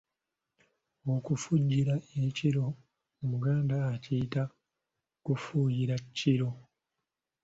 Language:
Ganda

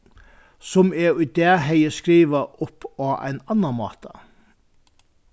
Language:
Faroese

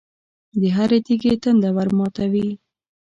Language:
Pashto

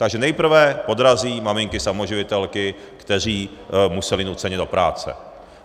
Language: Czech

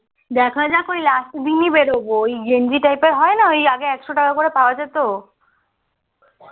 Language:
Bangla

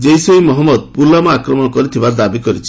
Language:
Odia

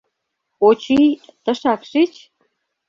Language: Mari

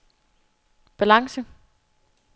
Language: Danish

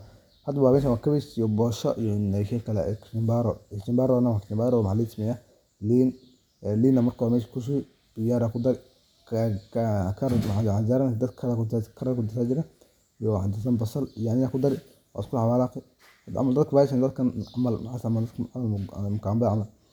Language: Somali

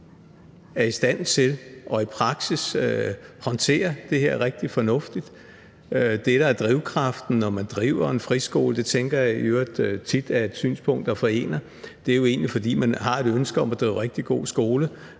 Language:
Danish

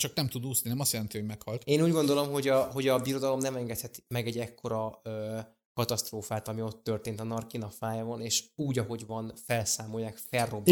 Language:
Hungarian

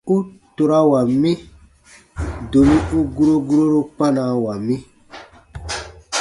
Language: Baatonum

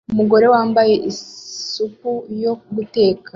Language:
Kinyarwanda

